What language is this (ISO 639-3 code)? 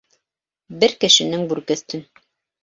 bak